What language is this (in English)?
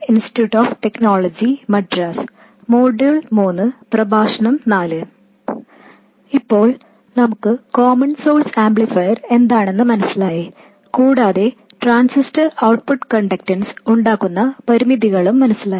Malayalam